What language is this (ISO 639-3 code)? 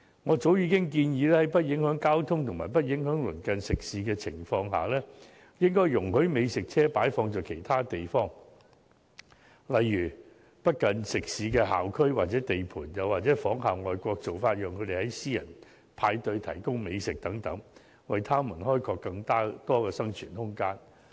yue